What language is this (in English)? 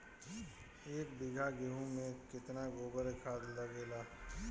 Bhojpuri